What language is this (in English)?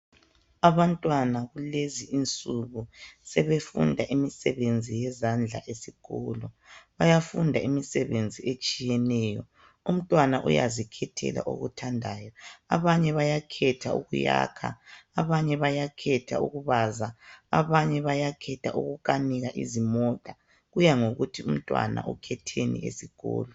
North Ndebele